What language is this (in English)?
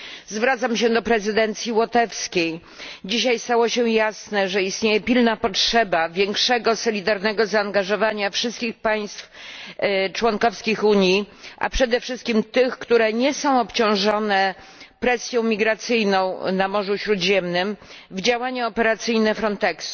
Polish